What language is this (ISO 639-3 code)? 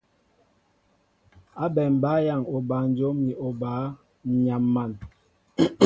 mbo